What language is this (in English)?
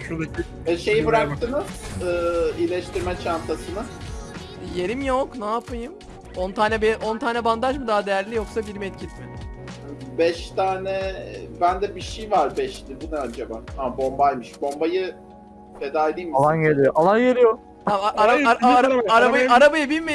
Turkish